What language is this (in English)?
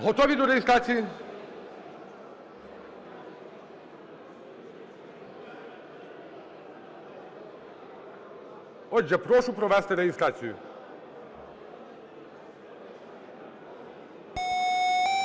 Ukrainian